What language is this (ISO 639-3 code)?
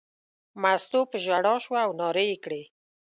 pus